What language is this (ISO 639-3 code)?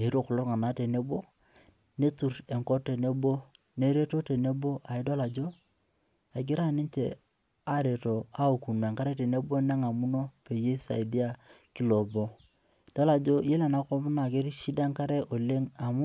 mas